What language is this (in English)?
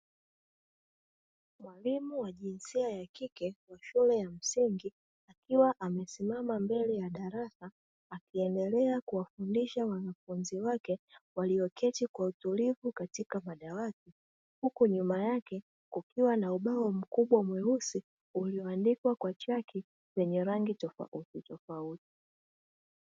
Swahili